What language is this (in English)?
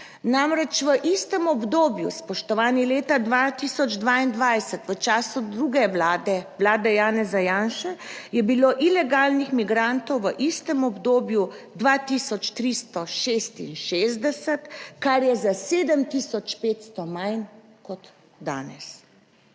Slovenian